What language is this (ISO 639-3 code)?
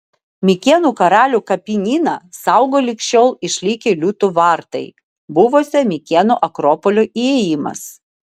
lit